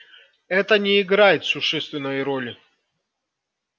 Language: Russian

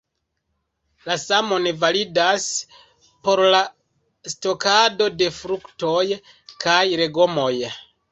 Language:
Esperanto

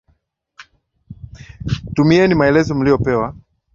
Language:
Swahili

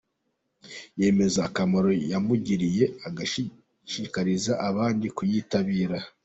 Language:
Kinyarwanda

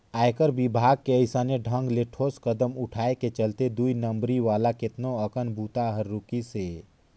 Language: Chhattisgarhi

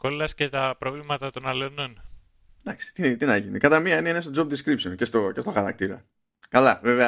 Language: Greek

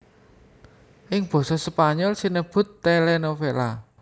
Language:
Javanese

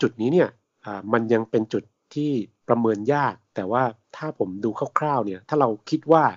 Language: Thai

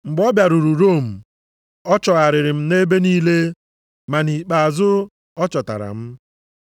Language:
Igbo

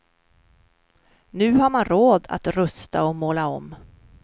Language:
Swedish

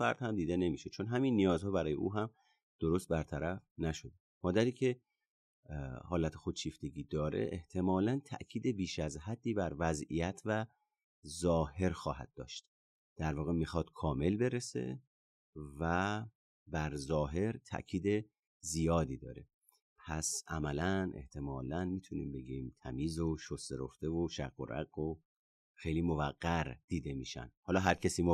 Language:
Persian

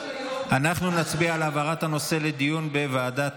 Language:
Hebrew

